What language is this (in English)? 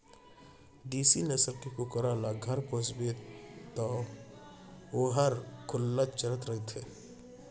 Chhattisgarhi